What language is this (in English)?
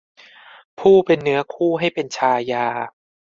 Thai